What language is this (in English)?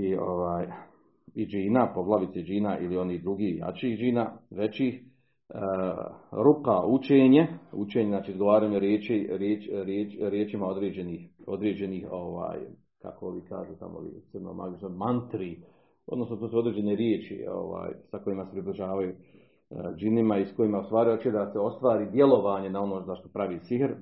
Croatian